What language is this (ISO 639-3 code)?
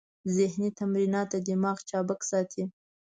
pus